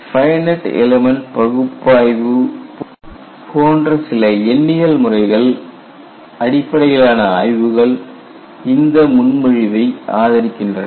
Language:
Tamil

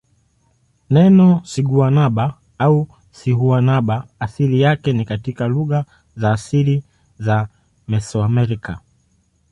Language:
Swahili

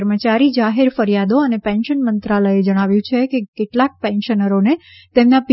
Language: Gujarati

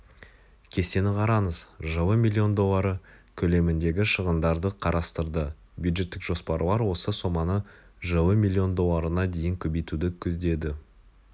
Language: Kazakh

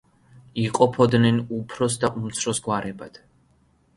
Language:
Georgian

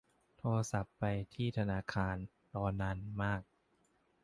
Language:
Thai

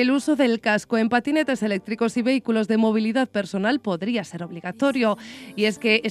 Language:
Spanish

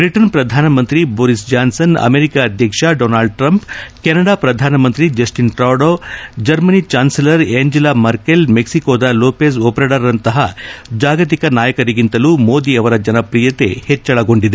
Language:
Kannada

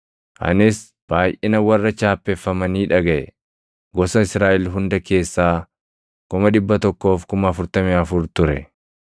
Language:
Oromo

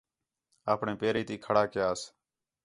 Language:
Khetrani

